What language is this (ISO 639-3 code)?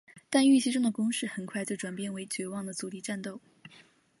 zho